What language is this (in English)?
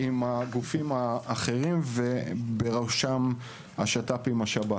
Hebrew